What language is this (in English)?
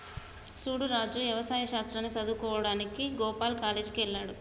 Telugu